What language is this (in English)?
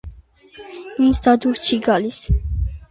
Armenian